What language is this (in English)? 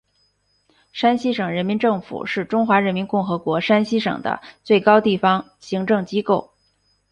Chinese